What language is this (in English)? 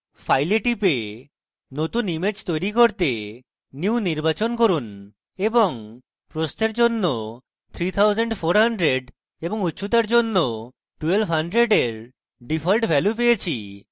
Bangla